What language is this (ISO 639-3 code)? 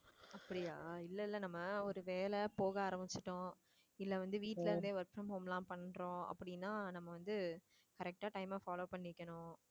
tam